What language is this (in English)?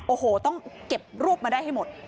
Thai